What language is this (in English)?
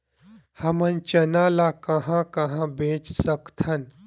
Chhattisgarhi